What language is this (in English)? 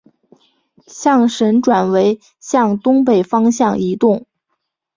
Chinese